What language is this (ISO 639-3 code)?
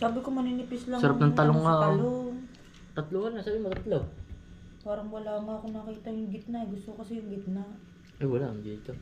fil